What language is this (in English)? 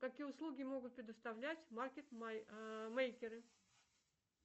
Russian